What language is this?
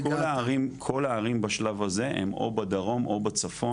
Hebrew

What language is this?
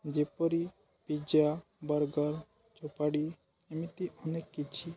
Odia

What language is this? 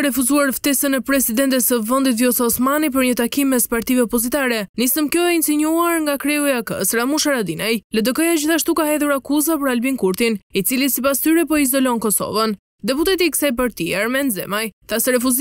Romanian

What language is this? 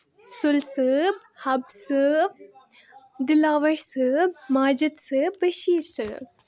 Kashmiri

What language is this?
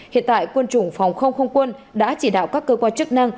Vietnamese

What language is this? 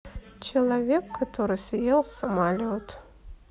Russian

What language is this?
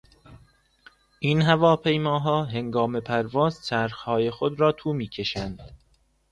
Persian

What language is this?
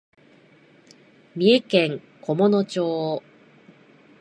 Japanese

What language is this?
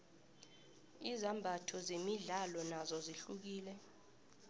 South Ndebele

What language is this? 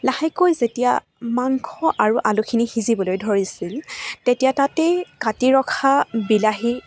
Assamese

